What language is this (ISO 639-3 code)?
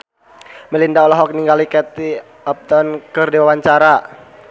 sun